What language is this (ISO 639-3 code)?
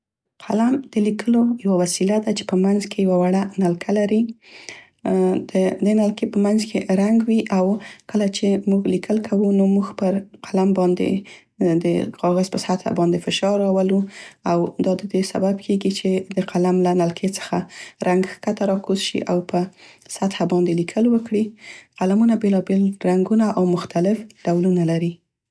pst